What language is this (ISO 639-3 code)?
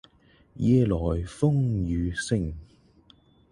yue